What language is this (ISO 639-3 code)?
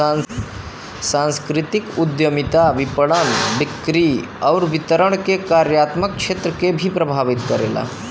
bho